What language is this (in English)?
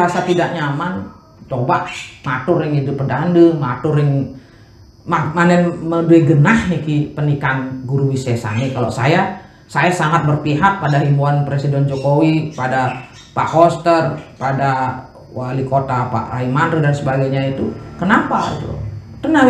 Indonesian